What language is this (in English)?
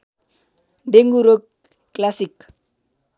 Nepali